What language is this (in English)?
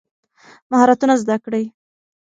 Pashto